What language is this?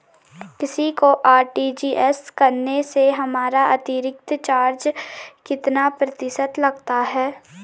Hindi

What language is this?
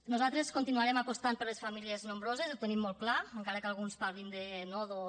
Catalan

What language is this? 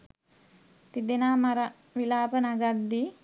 Sinhala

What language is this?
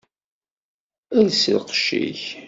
Kabyle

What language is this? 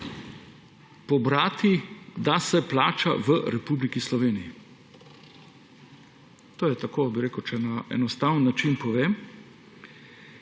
Slovenian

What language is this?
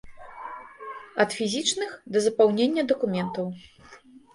Belarusian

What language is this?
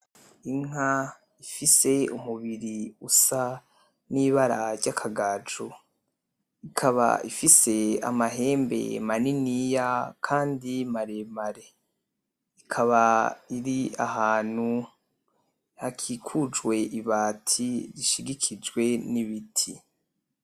Rundi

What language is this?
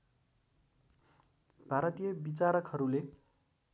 Nepali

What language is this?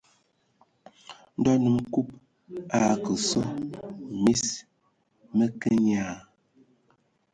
Ewondo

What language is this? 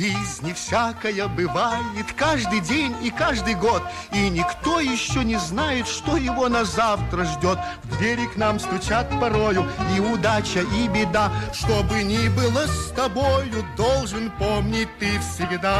Russian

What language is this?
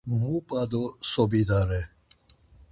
Laz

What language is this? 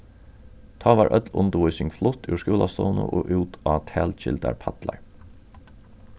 Faroese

